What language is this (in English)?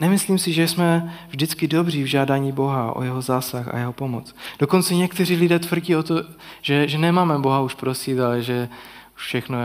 Czech